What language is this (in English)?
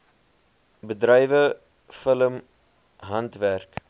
Afrikaans